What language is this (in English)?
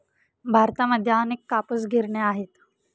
Marathi